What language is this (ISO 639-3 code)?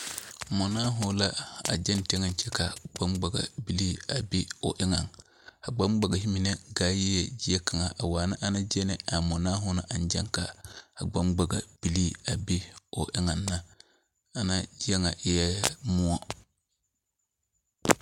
dga